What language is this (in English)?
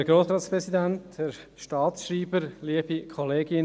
Swiss German